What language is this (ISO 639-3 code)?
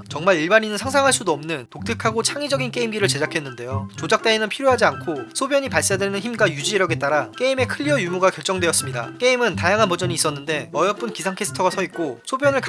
kor